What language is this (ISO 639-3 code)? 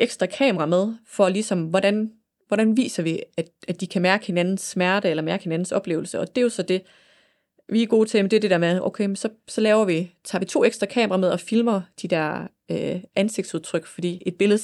dan